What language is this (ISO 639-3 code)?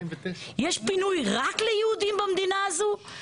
heb